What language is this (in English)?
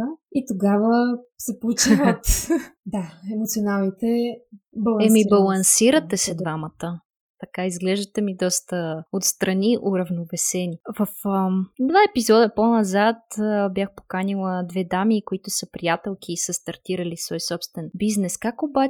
Bulgarian